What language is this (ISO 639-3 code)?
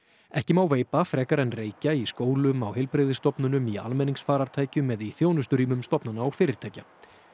isl